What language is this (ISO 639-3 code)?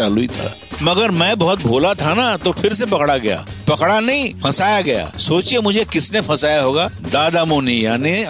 hin